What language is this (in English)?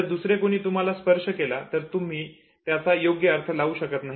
Marathi